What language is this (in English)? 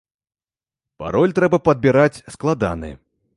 Belarusian